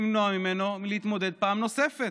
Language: Hebrew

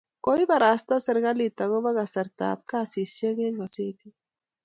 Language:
Kalenjin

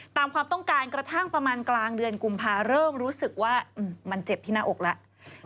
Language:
Thai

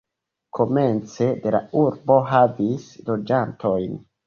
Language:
Esperanto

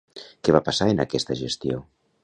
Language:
Catalan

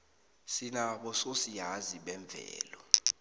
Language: South Ndebele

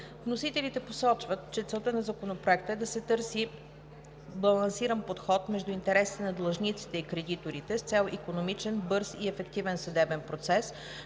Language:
Bulgarian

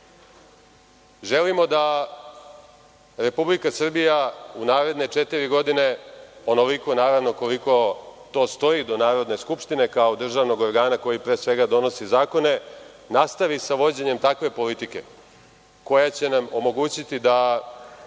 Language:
Serbian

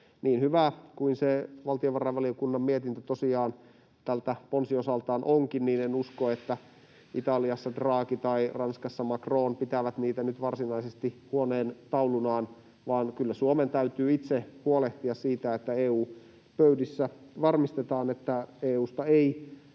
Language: Finnish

